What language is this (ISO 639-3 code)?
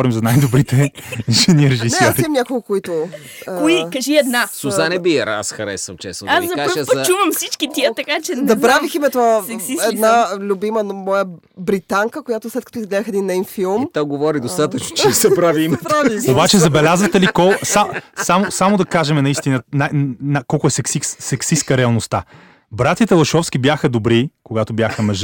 bul